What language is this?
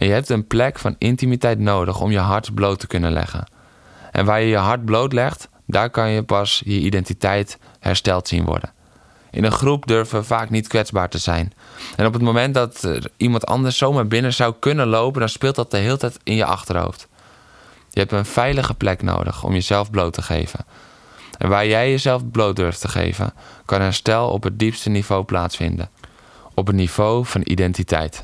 Dutch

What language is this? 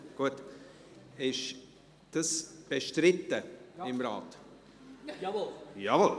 Swiss German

